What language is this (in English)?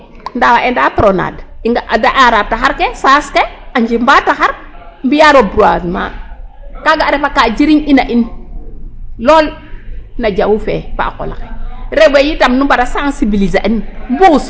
Serer